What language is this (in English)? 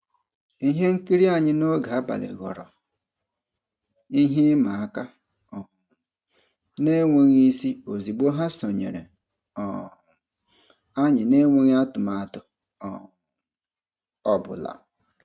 Igbo